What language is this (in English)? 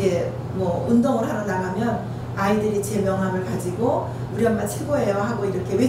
Korean